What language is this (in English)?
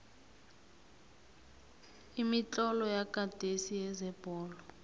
South Ndebele